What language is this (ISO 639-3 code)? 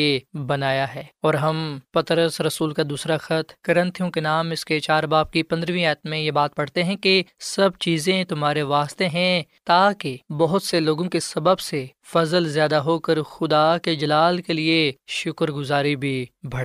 urd